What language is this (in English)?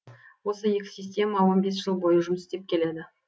Kazakh